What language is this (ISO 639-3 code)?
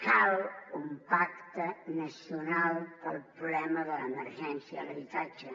cat